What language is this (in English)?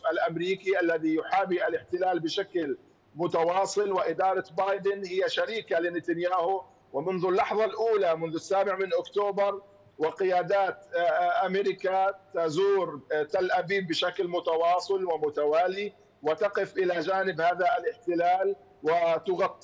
Arabic